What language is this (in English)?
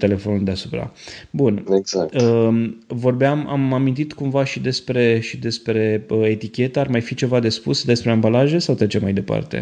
Romanian